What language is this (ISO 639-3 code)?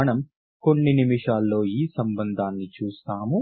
tel